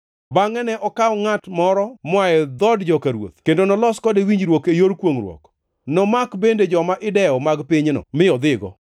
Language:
Luo (Kenya and Tanzania)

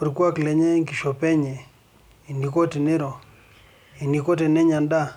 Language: Masai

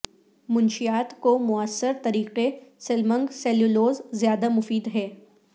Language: Urdu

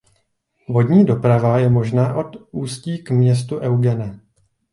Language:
Czech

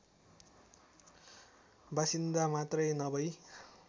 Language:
Nepali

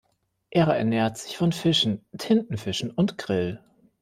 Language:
German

